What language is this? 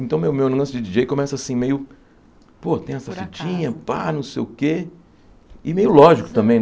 Portuguese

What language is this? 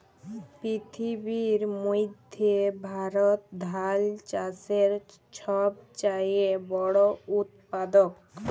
Bangla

